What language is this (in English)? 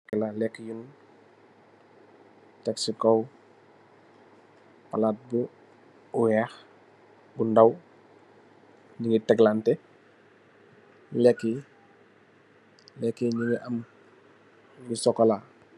Wolof